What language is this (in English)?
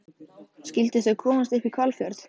Icelandic